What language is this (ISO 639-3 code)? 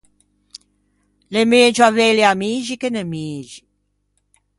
lij